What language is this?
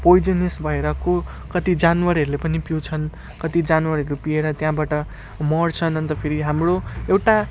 Nepali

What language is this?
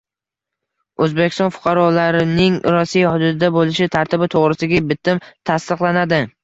Uzbek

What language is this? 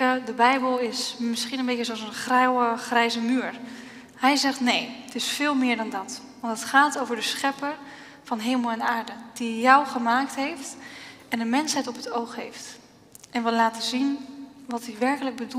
Dutch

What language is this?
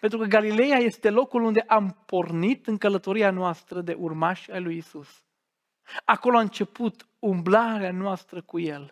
Romanian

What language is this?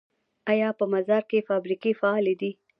Pashto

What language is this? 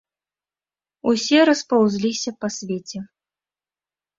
Belarusian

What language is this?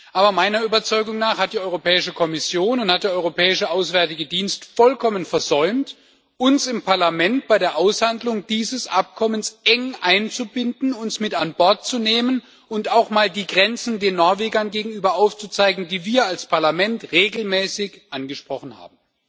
German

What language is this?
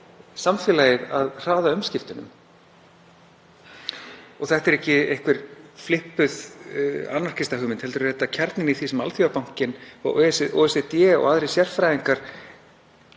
Icelandic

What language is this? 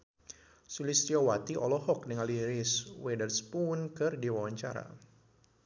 Sundanese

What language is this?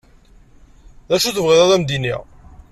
Kabyle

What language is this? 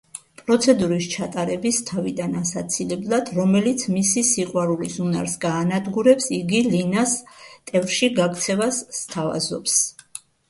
Georgian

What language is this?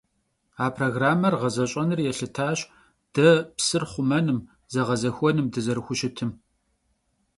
Kabardian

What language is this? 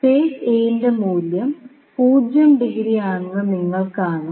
Malayalam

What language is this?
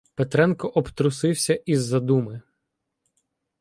Ukrainian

